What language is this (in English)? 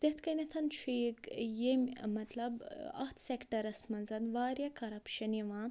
Kashmiri